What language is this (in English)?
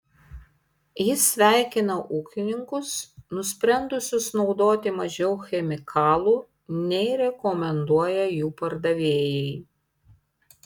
Lithuanian